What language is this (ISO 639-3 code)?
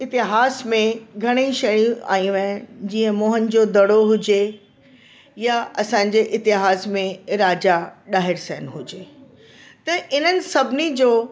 snd